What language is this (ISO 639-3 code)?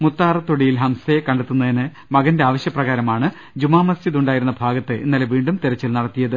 mal